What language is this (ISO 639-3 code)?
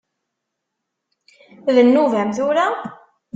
kab